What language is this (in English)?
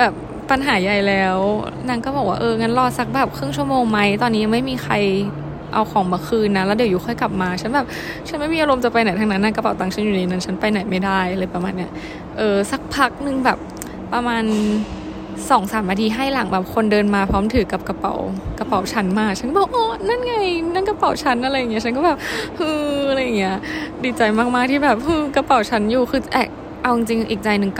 Thai